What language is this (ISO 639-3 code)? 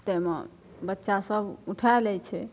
mai